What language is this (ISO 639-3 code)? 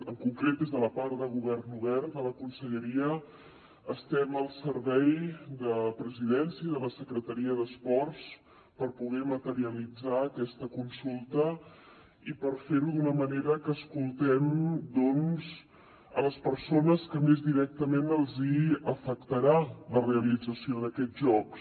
cat